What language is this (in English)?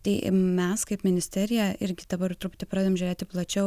Lithuanian